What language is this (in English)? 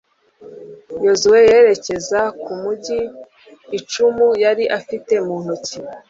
Kinyarwanda